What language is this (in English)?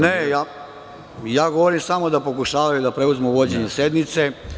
Serbian